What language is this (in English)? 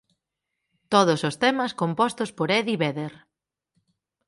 Galician